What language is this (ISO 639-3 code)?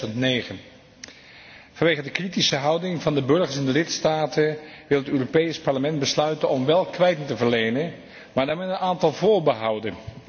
nld